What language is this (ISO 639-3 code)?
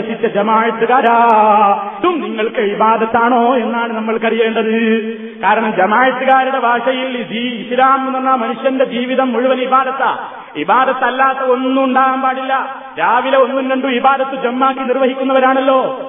mal